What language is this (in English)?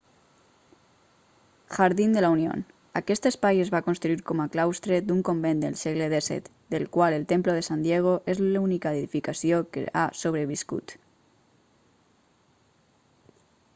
Catalan